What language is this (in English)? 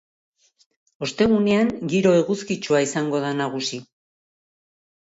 Basque